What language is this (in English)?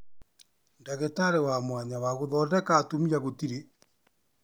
Kikuyu